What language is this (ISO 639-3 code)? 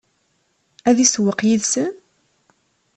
kab